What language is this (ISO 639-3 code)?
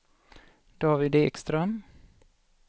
swe